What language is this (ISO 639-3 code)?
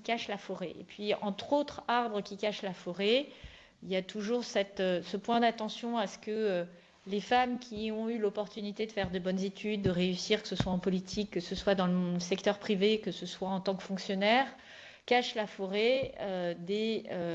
fra